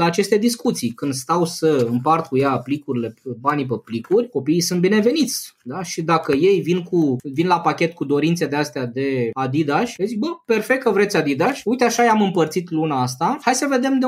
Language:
Romanian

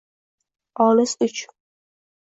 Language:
Uzbek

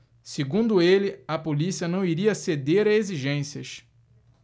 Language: Portuguese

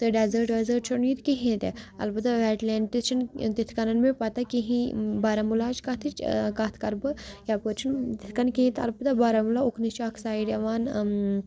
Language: Kashmiri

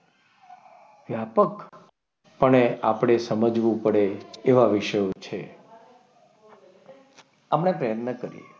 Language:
Gujarati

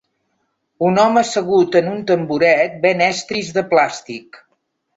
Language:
Catalan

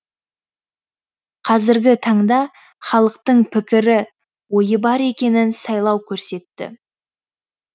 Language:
Kazakh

